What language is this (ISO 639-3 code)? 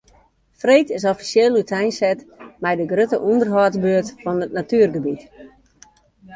fry